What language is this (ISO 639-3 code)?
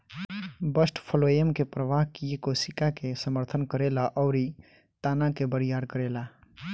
bho